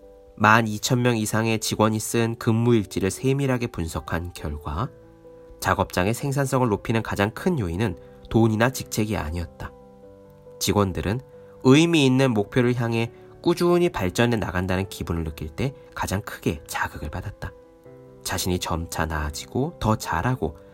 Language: Korean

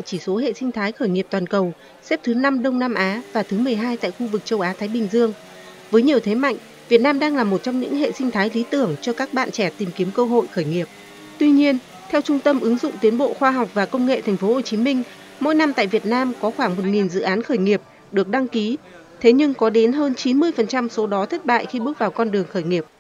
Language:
Vietnamese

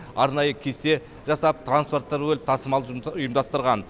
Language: Kazakh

